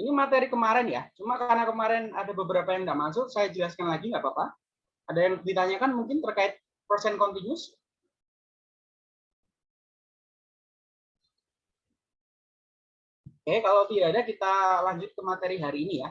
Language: Indonesian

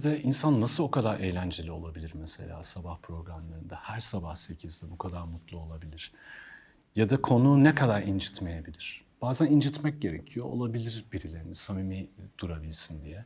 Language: Turkish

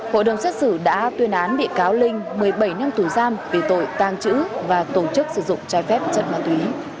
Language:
Vietnamese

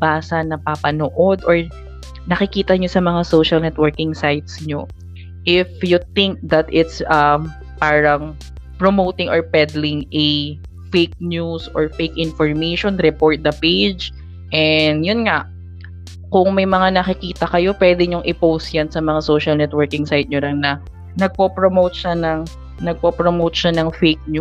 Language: Filipino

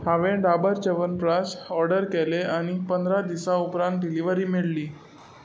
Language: Konkani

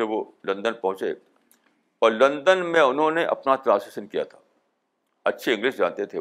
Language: Urdu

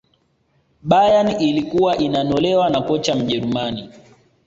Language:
Swahili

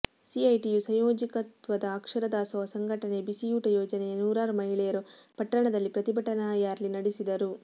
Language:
Kannada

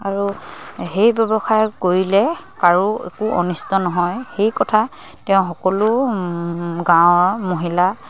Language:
Assamese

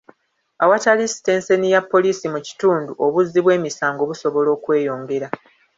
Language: Ganda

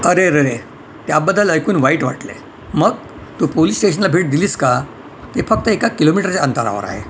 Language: Marathi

